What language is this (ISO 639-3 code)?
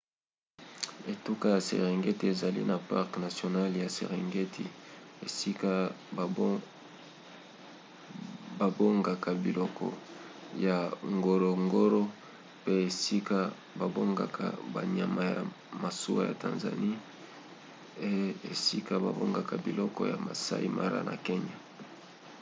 lin